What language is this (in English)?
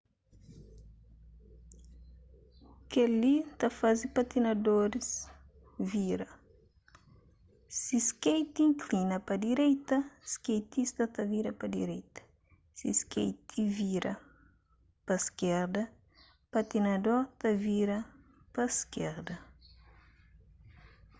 Kabuverdianu